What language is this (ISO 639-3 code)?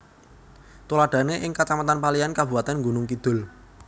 jav